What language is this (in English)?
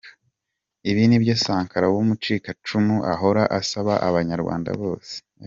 Kinyarwanda